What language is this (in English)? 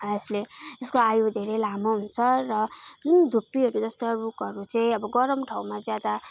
Nepali